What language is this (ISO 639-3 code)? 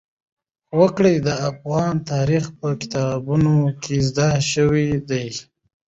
pus